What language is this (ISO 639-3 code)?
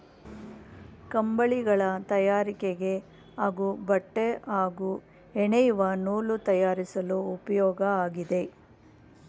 kan